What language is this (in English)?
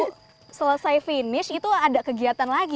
Indonesian